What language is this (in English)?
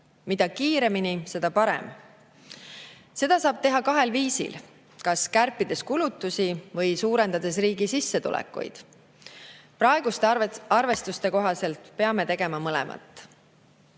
Estonian